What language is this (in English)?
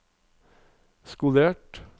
Norwegian